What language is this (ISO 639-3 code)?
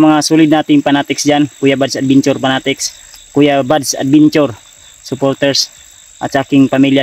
fil